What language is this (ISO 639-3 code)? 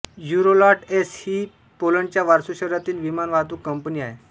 mar